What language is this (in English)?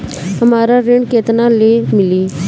Bhojpuri